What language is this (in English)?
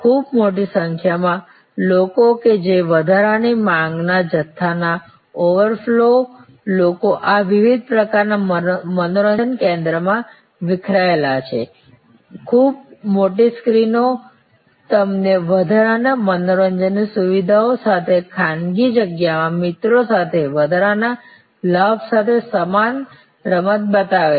Gujarati